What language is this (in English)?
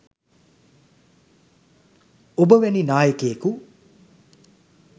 Sinhala